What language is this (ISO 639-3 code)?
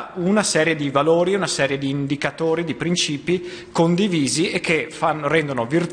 ita